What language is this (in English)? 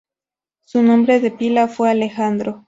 Spanish